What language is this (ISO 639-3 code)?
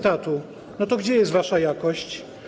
pol